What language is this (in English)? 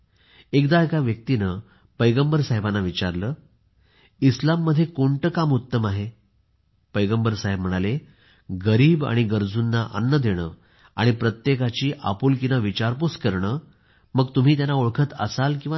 Marathi